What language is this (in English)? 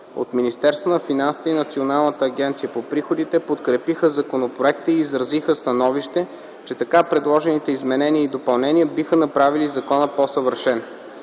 Bulgarian